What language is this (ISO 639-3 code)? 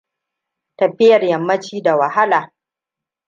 hau